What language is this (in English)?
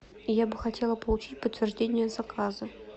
Russian